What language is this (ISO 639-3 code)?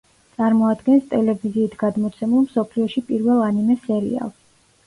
kat